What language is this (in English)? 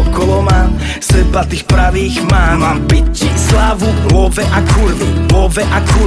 Slovak